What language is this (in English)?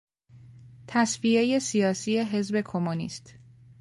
Persian